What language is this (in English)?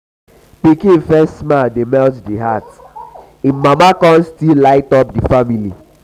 Nigerian Pidgin